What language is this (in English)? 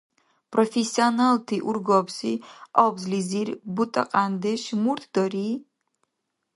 Dargwa